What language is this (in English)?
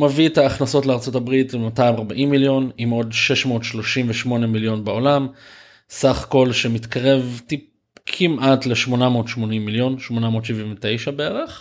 Hebrew